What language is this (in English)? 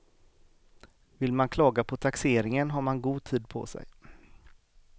Swedish